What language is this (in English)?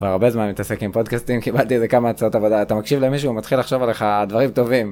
Hebrew